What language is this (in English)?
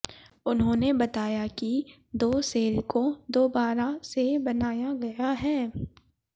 Hindi